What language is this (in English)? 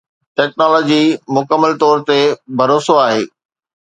Sindhi